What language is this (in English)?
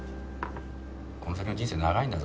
Japanese